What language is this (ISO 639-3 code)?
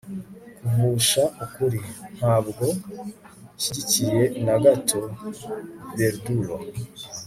kin